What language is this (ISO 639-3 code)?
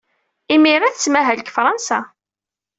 kab